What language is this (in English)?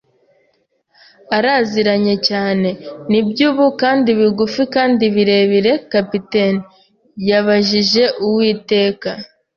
Kinyarwanda